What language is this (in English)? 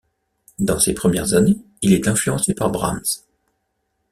French